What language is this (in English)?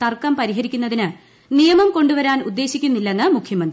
Malayalam